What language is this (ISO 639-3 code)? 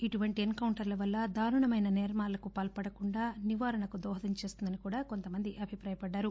tel